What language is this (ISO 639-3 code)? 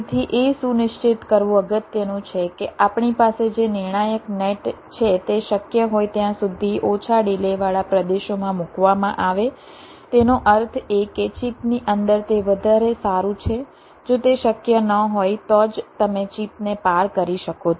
guj